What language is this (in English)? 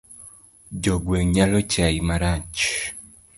Luo (Kenya and Tanzania)